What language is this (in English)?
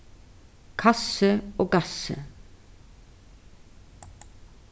Faroese